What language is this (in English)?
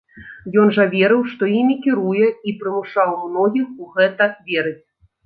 Belarusian